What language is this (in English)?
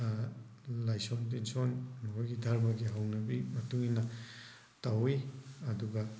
Manipuri